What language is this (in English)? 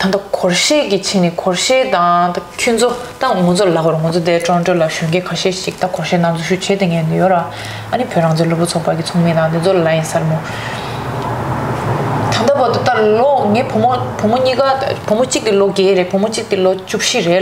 Korean